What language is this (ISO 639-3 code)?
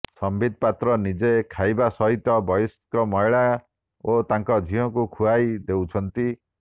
ori